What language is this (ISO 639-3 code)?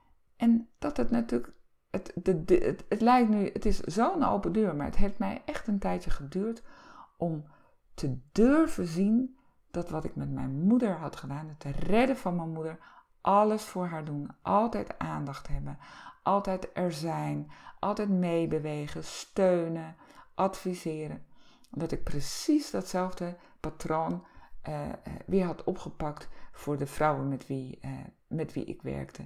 nld